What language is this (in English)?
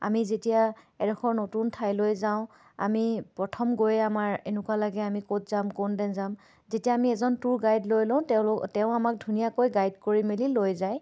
Assamese